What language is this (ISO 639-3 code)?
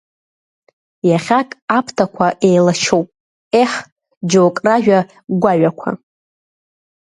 abk